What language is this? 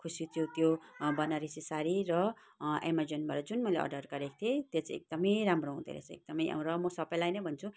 Nepali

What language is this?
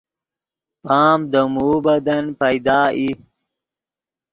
Yidgha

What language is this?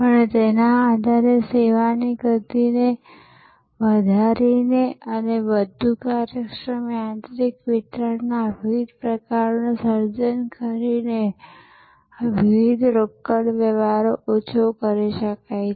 Gujarati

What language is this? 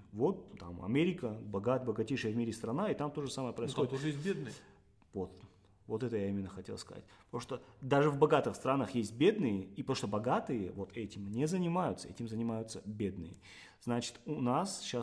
Russian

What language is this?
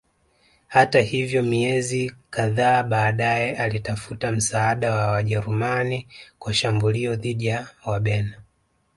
Swahili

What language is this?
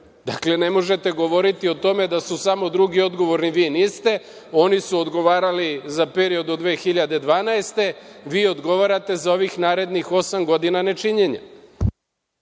Serbian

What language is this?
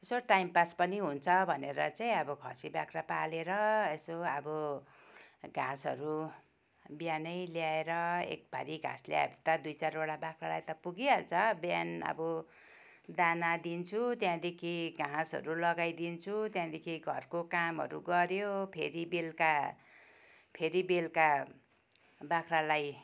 Nepali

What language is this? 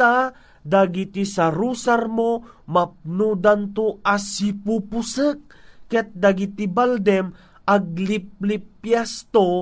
Filipino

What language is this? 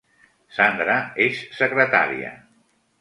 Catalan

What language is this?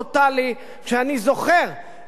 Hebrew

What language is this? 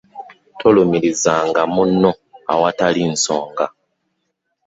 Ganda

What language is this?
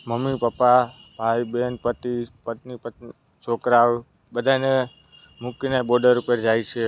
Gujarati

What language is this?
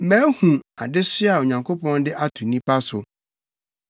Akan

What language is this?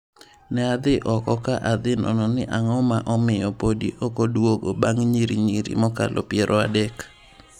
Luo (Kenya and Tanzania)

